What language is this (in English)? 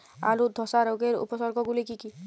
Bangla